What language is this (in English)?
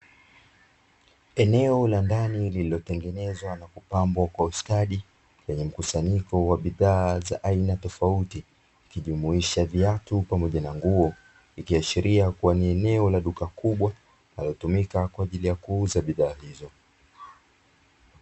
Swahili